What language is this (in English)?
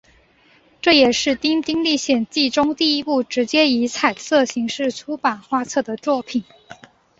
Chinese